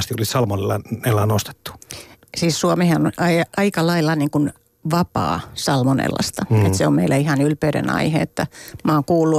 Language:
Finnish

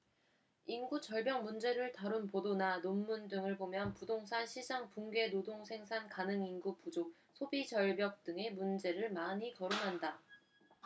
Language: Korean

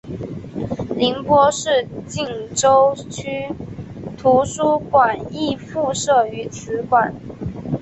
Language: Chinese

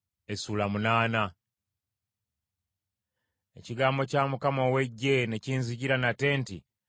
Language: Ganda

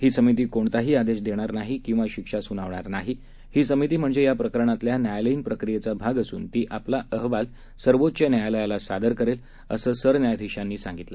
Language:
Marathi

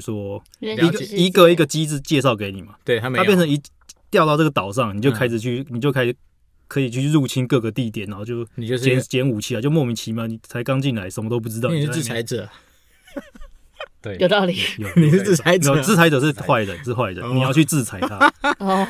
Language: Chinese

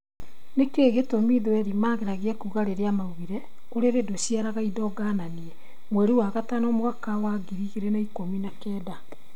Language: Kikuyu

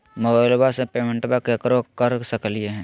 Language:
Magahi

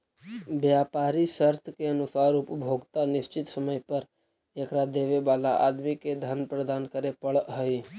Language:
Magahi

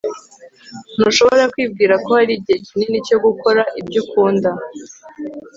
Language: Kinyarwanda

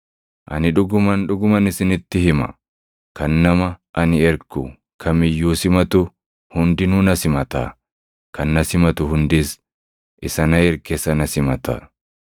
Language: Oromo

